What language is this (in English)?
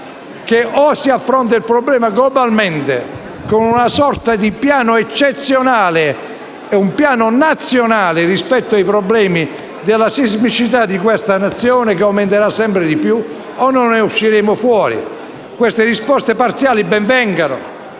Italian